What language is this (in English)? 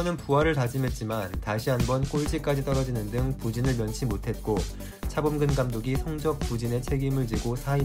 Korean